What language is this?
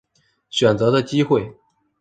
Chinese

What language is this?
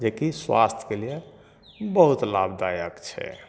Maithili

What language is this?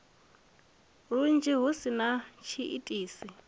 Venda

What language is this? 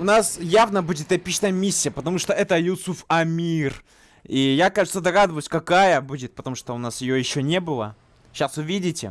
Russian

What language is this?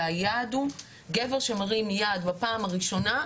Hebrew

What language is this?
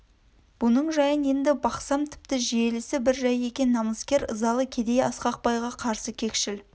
Kazakh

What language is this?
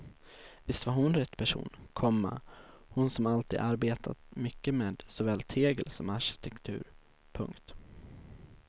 Swedish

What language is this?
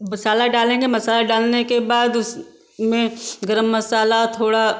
Hindi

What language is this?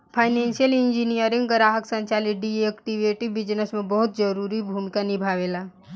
Bhojpuri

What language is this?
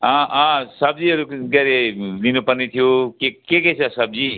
Nepali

